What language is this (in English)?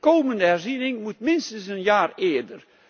Dutch